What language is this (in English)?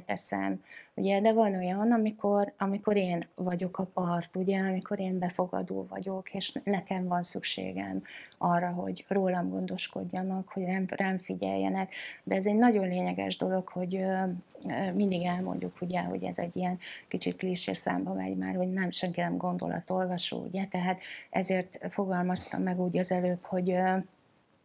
Hungarian